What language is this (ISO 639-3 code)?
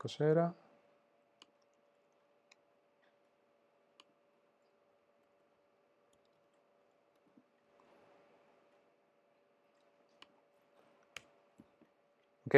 ita